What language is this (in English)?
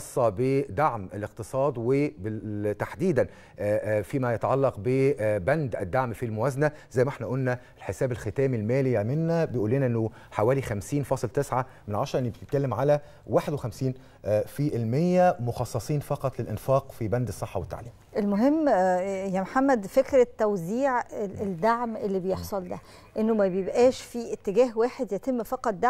Arabic